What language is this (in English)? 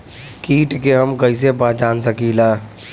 Bhojpuri